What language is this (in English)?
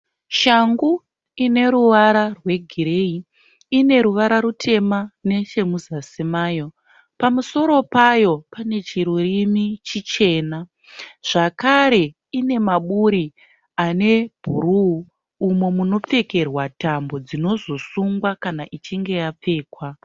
Shona